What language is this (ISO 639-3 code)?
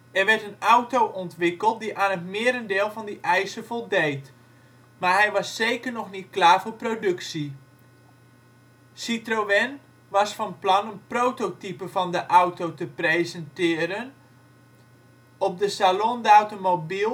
nld